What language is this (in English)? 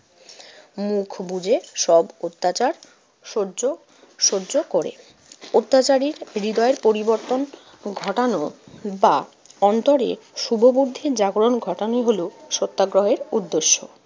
Bangla